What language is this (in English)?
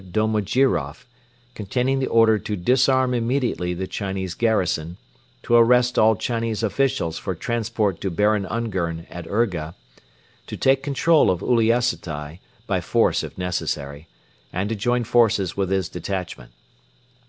English